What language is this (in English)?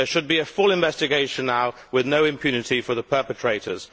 English